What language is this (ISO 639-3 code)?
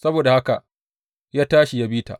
hau